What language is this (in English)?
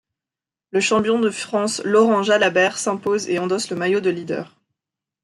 French